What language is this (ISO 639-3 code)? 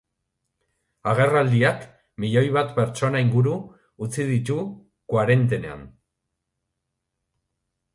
eus